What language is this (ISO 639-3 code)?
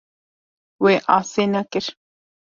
kur